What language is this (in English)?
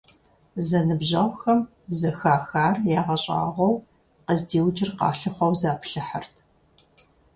Kabardian